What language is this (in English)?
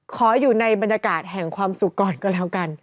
Thai